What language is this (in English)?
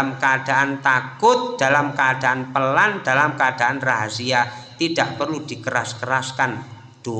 Indonesian